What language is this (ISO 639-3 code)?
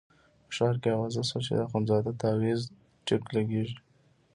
pus